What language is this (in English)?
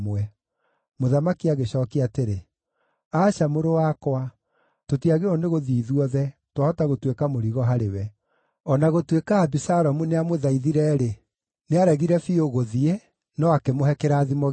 Kikuyu